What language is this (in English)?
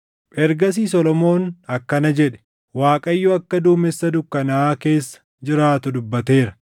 Oromo